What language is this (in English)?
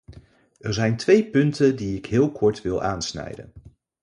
Dutch